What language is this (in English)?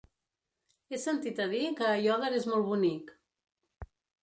Catalan